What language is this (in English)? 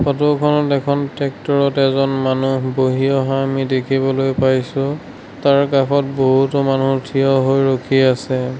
Assamese